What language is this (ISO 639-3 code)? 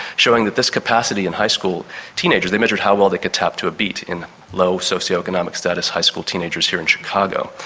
eng